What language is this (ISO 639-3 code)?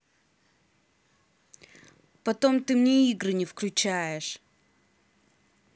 rus